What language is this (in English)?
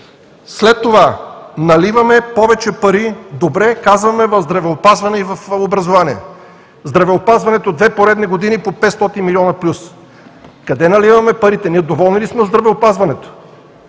Bulgarian